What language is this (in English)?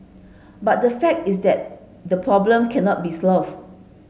English